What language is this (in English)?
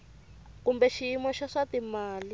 Tsonga